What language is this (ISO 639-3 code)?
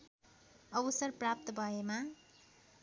nep